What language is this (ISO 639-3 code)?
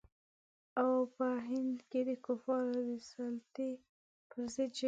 pus